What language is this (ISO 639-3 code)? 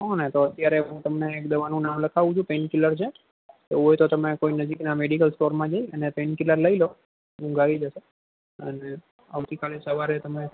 guj